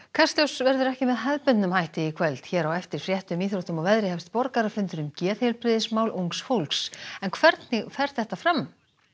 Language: Icelandic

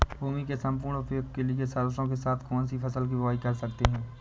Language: Hindi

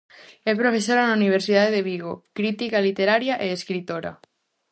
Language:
Galician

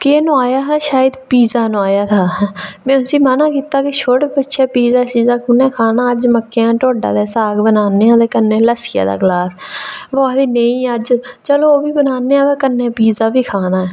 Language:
Dogri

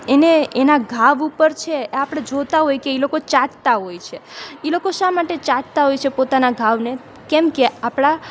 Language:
Gujarati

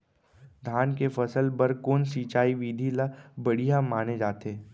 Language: Chhattisgarhi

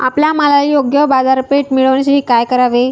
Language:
Marathi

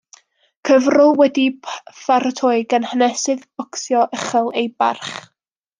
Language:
Welsh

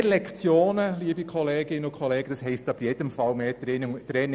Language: Swiss German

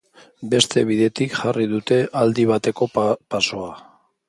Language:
Basque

